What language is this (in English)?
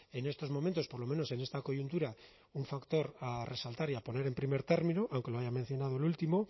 Spanish